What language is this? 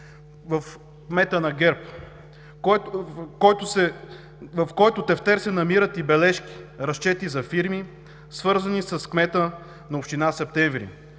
Bulgarian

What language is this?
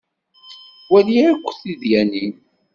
Kabyle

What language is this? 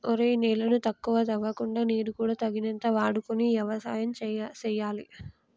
Telugu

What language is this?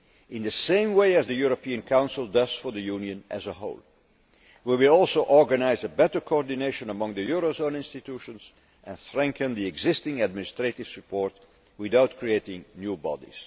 English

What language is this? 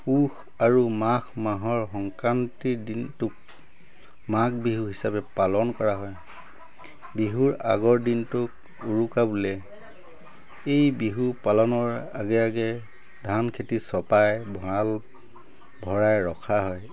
Assamese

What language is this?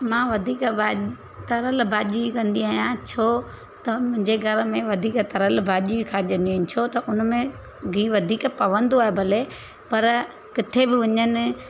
Sindhi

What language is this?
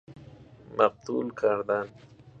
Persian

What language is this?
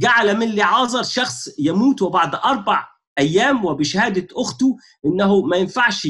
Arabic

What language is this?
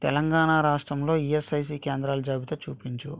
Telugu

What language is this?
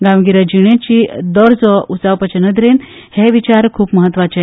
Konkani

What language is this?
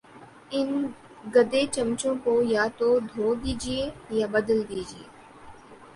Urdu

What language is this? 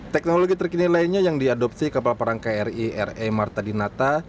Indonesian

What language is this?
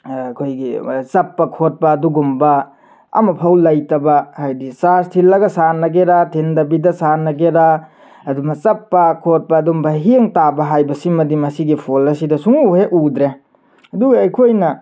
Manipuri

